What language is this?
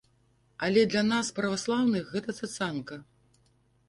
Belarusian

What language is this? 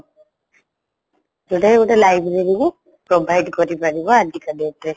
Odia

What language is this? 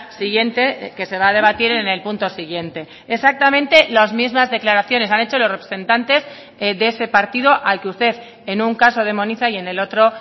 Spanish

